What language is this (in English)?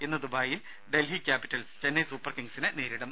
Malayalam